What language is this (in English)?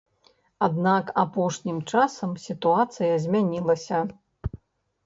Belarusian